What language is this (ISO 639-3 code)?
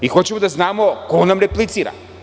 srp